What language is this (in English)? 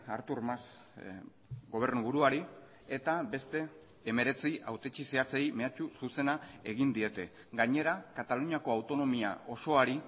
Basque